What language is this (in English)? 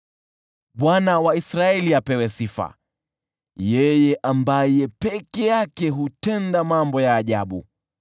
Swahili